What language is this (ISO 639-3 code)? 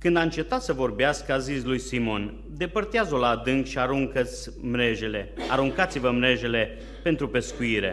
ron